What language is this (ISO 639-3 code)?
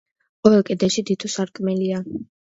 kat